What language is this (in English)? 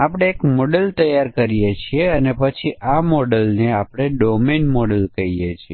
Gujarati